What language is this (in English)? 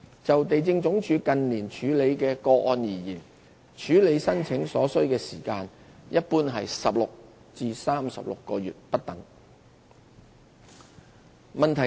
Cantonese